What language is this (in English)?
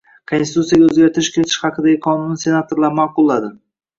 Uzbek